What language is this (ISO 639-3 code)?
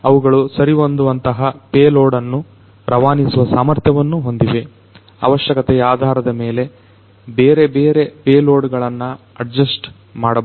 kan